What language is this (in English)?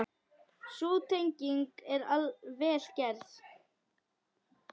Icelandic